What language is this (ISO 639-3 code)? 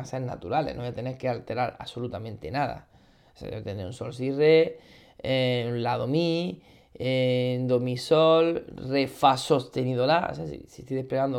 spa